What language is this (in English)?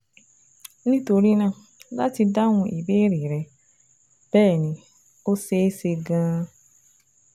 Yoruba